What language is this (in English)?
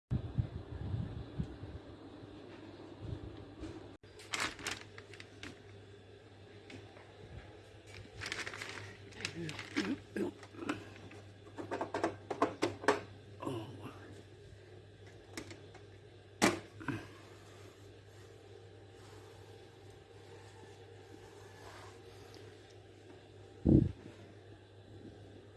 Thai